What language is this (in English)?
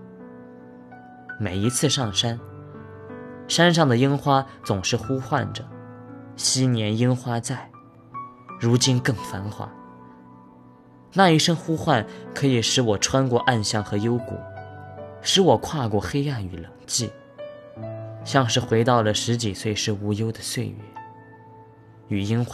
Chinese